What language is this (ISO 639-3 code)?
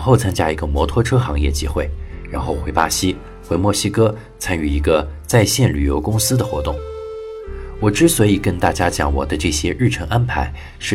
zho